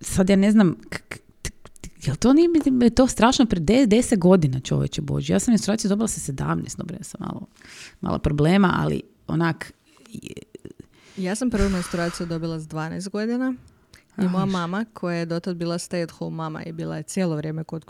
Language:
Croatian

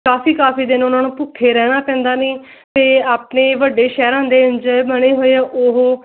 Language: Punjabi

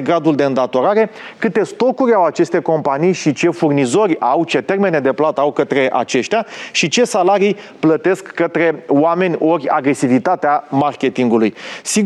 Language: Romanian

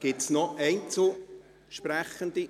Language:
Swiss German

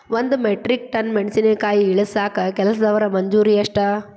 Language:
Kannada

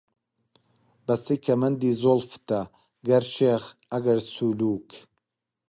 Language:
Central Kurdish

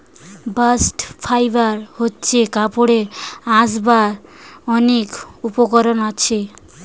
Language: Bangla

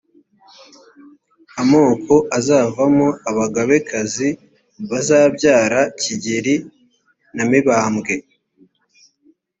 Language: Kinyarwanda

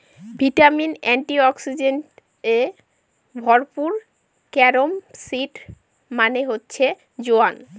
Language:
Bangla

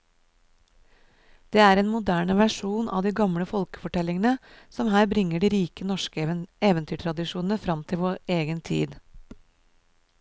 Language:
Norwegian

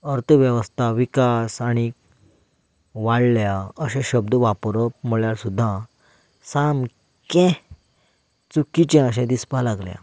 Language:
Konkani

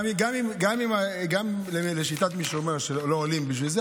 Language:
Hebrew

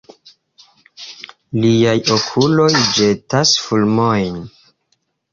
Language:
Esperanto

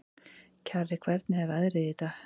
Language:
Icelandic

